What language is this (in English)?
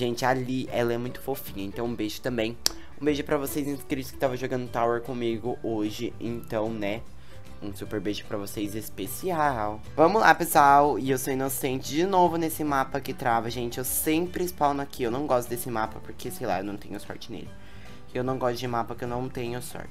Portuguese